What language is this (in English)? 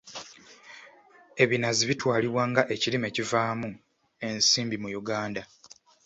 Ganda